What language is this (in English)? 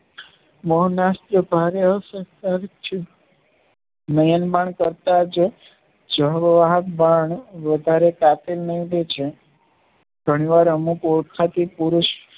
Gujarati